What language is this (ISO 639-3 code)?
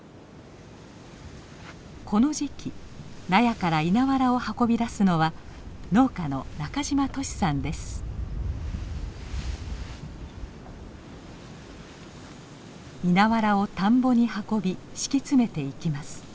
jpn